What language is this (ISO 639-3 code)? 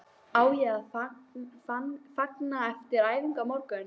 isl